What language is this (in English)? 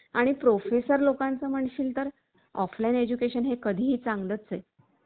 Marathi